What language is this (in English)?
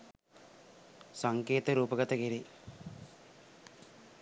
Sinhala